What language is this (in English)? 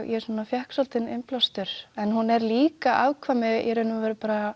Icelandic